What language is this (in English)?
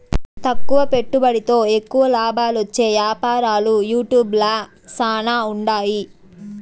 Telugu